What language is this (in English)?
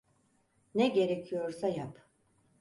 Turkish